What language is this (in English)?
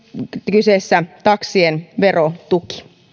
Finnish